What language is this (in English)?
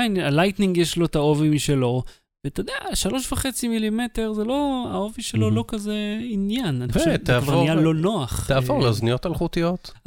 Hebrew